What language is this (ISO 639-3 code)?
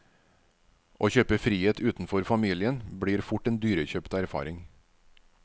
nor